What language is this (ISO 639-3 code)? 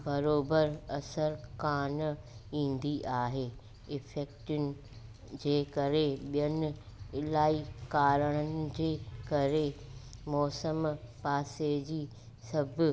snd